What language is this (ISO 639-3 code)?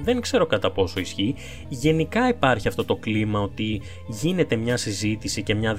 ell